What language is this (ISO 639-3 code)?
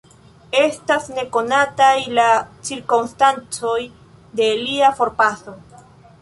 epo